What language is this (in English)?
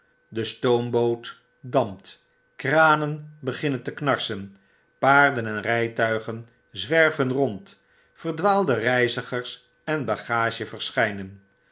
Dutch